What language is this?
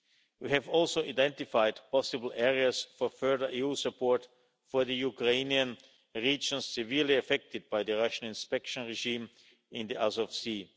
English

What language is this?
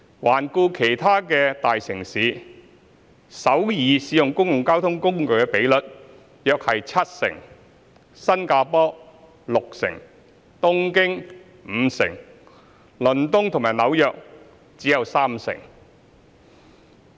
Cantonese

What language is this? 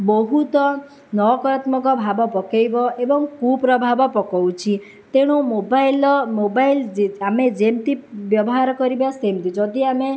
Odia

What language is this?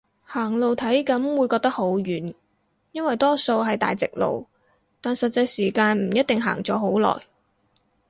Cantonese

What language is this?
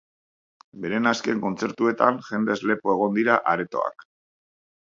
Basque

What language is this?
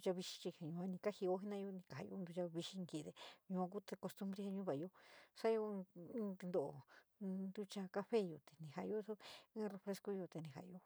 San Miguel El Grande Mixtec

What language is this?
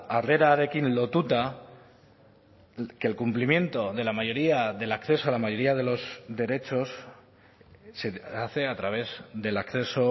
Spanish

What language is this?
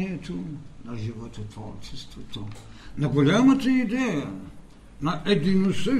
Bulgarian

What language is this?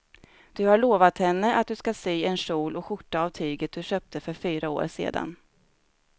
Swedish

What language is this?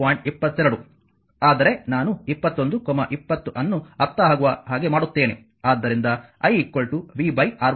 Kannada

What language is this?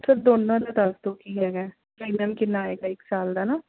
Punjabi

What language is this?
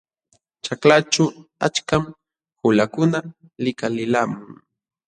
Jauja Wanca Quechua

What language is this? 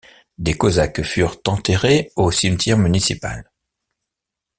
French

